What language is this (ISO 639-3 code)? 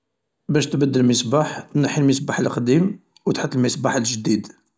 arq